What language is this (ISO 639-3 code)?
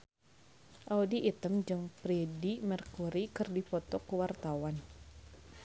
sun